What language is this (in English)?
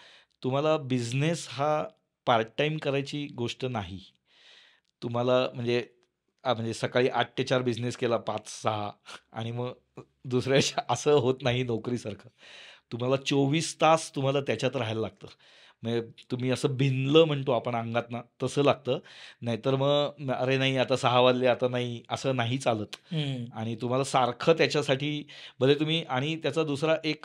Marathi